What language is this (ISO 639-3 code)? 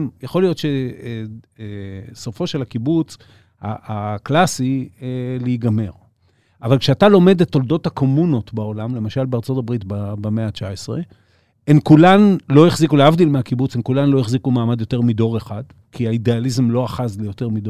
heb